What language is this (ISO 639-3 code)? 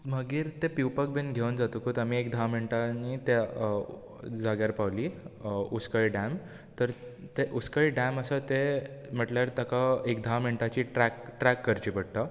kok